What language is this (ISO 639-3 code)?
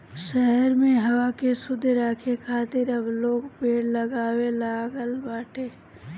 bho